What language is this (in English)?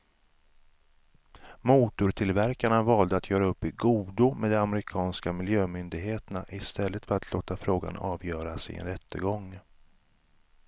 Swedish